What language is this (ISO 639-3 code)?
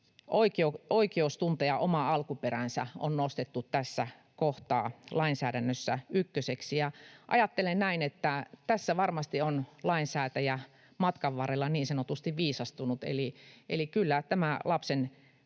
fin